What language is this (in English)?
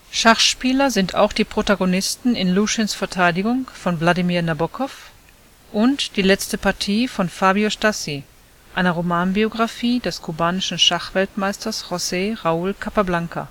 German